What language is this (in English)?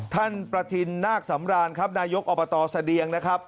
Thai